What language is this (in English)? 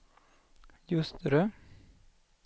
Swedish